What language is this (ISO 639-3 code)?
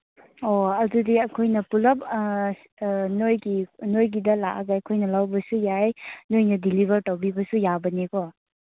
mni